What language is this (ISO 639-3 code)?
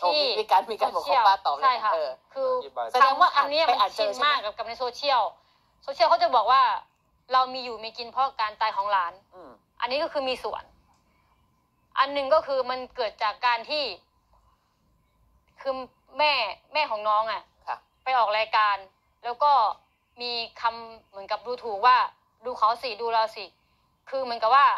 tha